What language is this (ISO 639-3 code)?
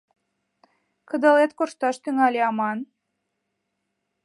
chm